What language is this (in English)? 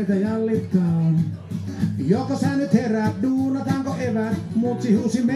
Finnish